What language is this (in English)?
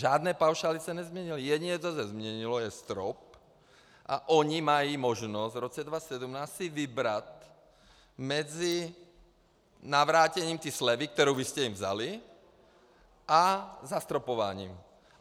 Czech